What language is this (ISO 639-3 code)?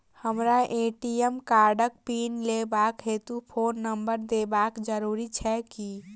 mai